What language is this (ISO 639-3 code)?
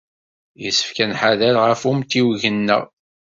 kab